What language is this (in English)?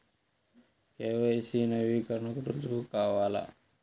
Telugu